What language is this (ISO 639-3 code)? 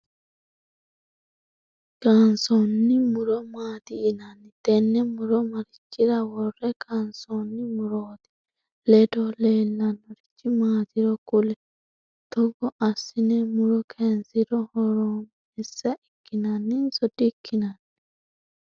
sid